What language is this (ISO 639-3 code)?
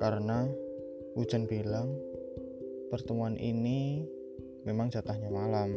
msa